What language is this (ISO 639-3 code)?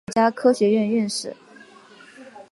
zho